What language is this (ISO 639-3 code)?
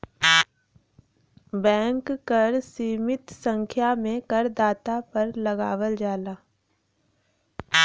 bho